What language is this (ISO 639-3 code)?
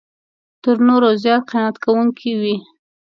pus